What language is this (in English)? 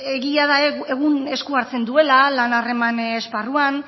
Basque